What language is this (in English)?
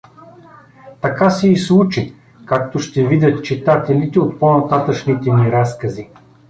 Bulgarian